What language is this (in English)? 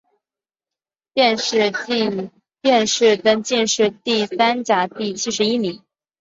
Chinese